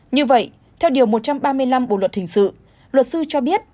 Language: Vietnamese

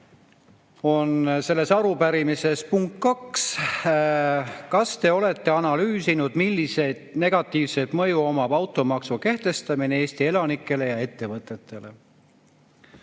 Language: Estonian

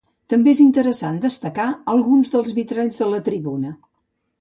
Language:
Catalan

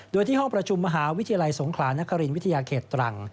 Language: Thai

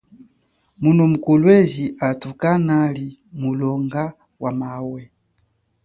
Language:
Chokwe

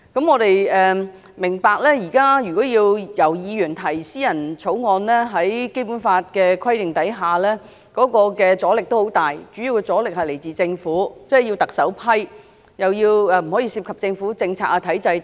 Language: Cantonese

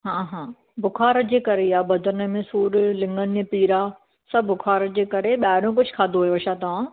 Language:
Sindhi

